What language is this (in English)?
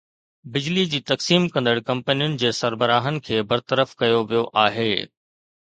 Sindhi